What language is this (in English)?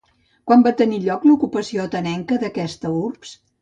Catalan